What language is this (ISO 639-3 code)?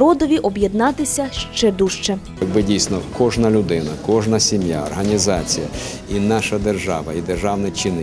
ukr